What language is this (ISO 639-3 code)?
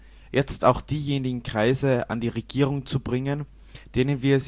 deu